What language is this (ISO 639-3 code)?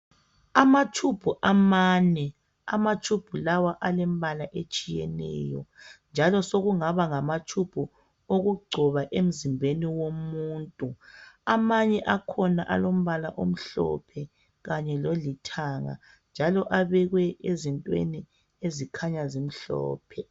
nde